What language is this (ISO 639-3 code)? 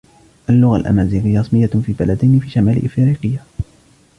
ara